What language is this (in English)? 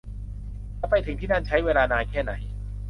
Thai